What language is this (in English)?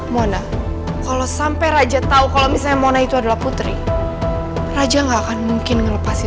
Indonesian